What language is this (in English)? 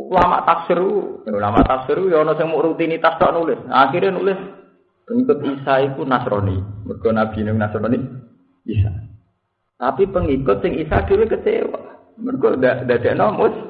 Indonesian